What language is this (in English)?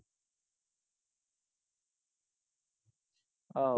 Punjabi